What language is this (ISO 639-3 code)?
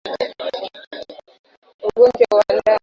swa